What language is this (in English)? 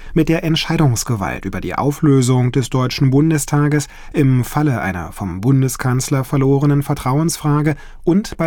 German